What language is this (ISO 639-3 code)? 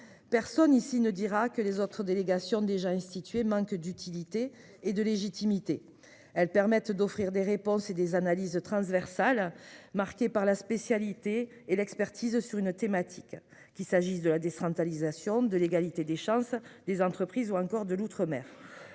fra